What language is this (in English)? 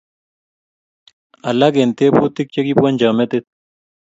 Kalenjin